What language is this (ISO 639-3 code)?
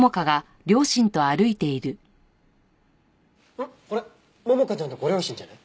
jpn